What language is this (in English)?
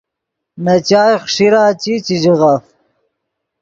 Yidgha